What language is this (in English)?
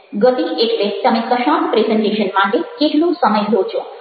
Gujarati